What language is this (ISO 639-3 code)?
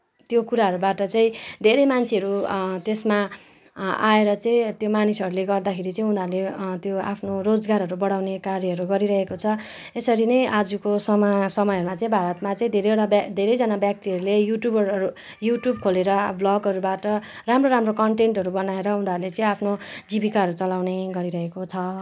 nep